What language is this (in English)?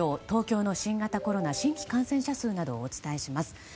Japanese